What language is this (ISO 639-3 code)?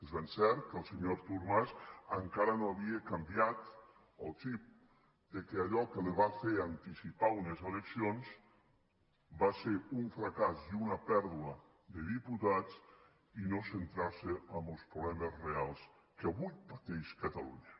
cat